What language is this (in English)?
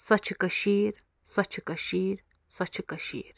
Kashmiri